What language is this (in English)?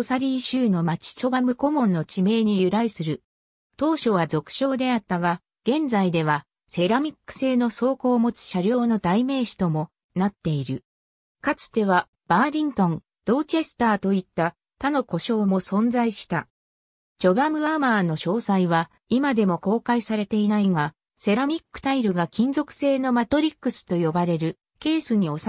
Japanese